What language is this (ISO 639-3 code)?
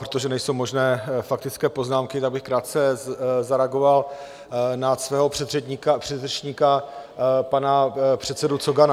ces